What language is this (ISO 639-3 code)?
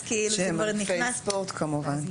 heb